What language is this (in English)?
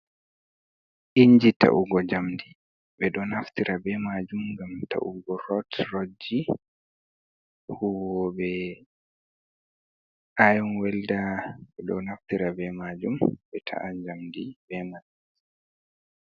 Fula